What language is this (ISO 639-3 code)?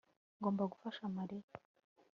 kin